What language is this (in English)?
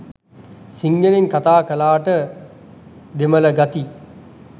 Sinhala